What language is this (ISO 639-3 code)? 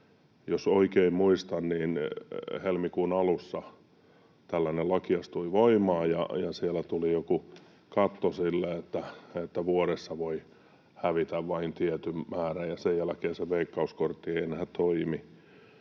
fin